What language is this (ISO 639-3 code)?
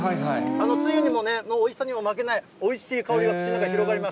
jpn